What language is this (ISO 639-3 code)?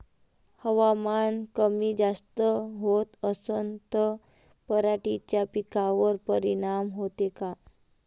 mar